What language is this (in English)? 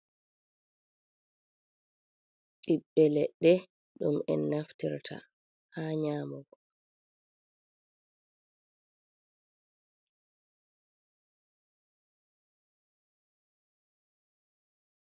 Fula